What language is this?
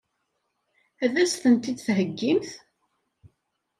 Kabyle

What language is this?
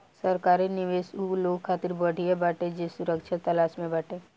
Bhojpuri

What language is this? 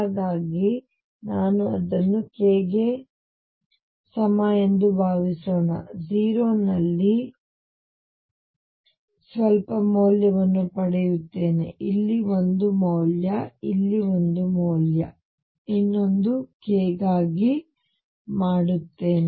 Kannada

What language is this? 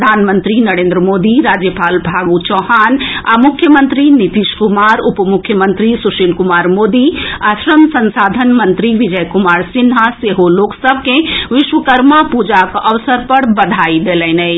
Maithili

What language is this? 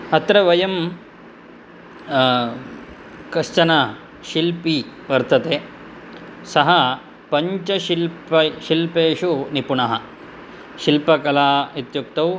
Sanskrit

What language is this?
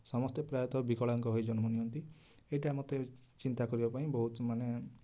Odia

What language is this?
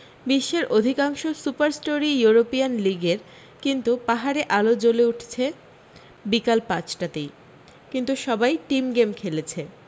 Bangla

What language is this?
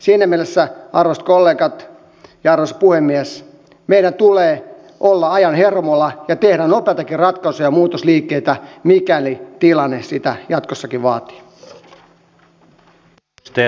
Finnish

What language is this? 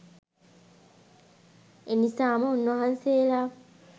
Sinhala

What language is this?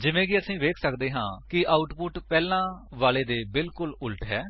Punjabi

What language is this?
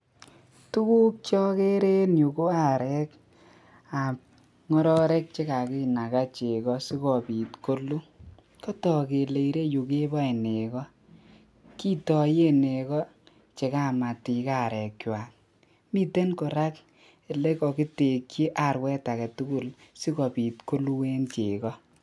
Kalenjin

